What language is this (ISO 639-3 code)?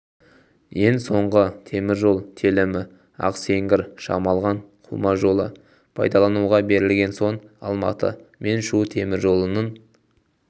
kaz